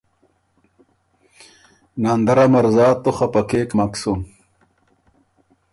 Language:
Ormuri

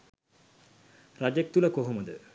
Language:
Sinhala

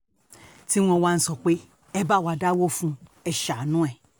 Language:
Yoruba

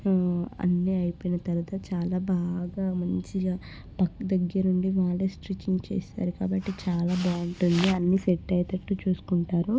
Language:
Telugu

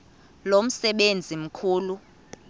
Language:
Xhosa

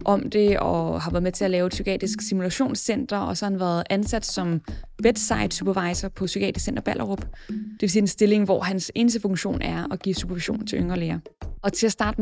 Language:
Danish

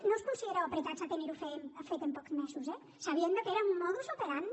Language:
Catalan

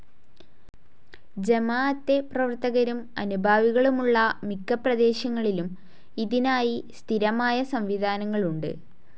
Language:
Malayalam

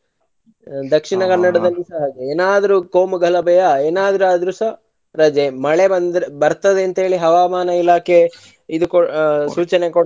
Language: Kannada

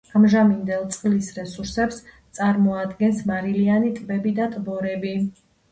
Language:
Georgian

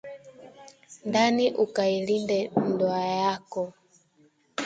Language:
Swahili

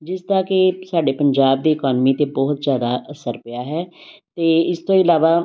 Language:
Punjabi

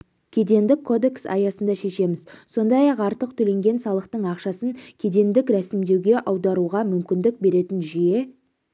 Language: Kazakh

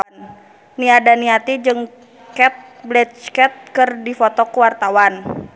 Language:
Sundanese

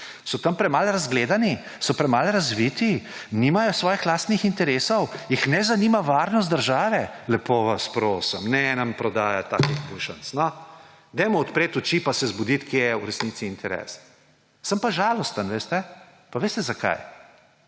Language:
Slovenian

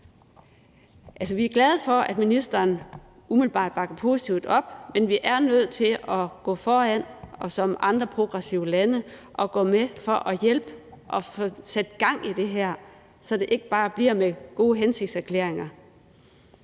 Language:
Danish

